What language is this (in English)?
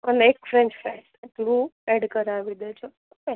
Gujarati